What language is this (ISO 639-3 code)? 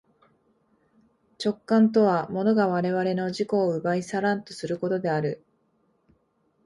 jpn